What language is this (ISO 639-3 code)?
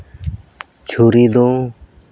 sat